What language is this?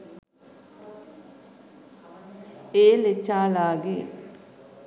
Sinhala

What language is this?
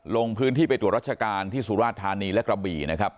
Thai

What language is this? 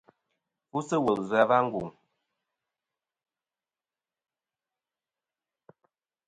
Kom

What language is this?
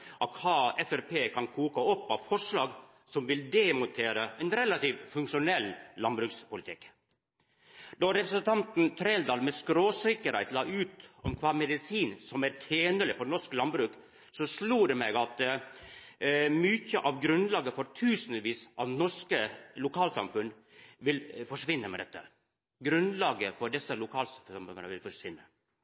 Norwegian Nynorsk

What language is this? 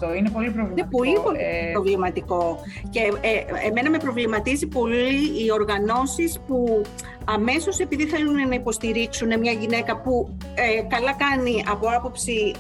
Greek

